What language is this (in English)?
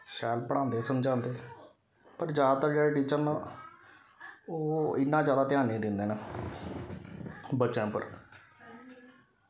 Dogri